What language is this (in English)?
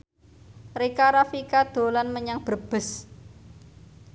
Javanese